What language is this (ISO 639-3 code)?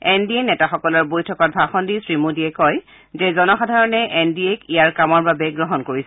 asm